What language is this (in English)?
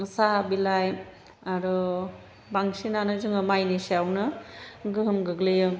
Bodo